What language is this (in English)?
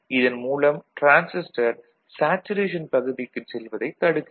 Tamil